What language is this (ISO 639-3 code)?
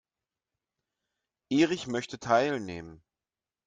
deu